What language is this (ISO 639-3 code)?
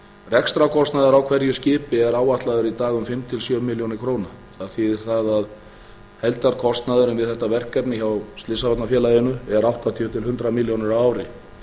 isl